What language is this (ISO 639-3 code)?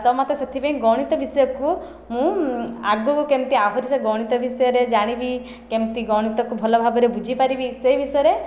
ori